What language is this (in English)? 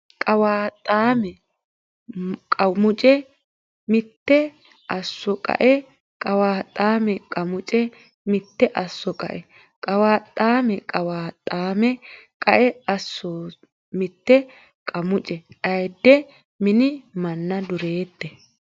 Sidamo